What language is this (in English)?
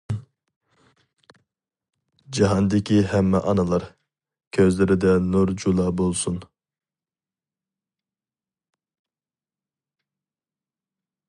Uyghur